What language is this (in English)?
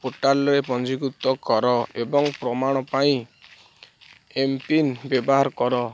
Odia